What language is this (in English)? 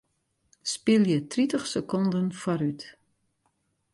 Western Frisian